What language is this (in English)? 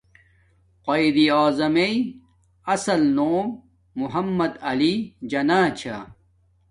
Domaaki